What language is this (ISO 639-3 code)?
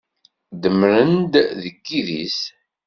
kab